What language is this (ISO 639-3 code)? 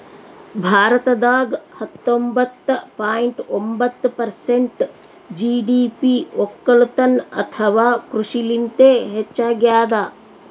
kan